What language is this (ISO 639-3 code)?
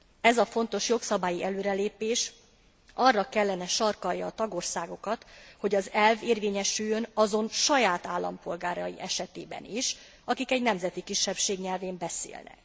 hun